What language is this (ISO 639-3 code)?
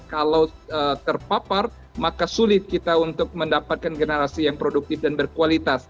ind